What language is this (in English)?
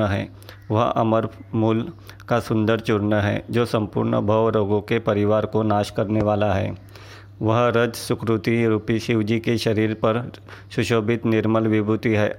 Hindi